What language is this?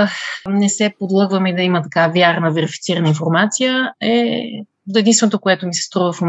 Bulgarian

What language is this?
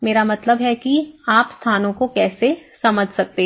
Hindi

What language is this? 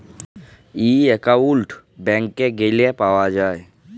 Bangla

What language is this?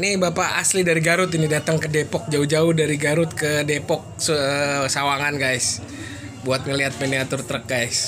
Indonesian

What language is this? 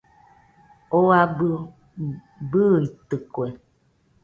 Nüpode Huitoto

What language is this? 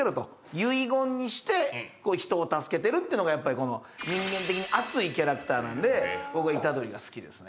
Japanese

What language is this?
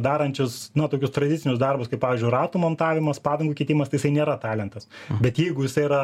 Lithuanian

